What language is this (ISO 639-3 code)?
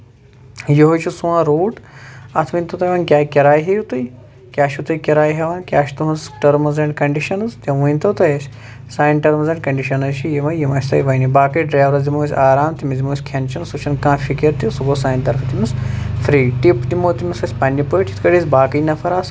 kas